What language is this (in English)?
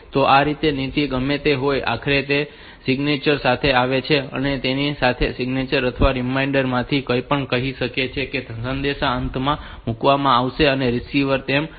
Gujarati